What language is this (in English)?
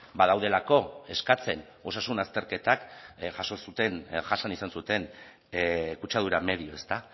Basque